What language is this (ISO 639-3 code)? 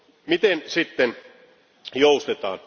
fin